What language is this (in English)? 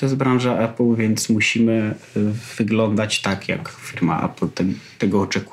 Polish